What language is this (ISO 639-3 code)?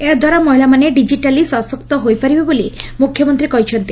ori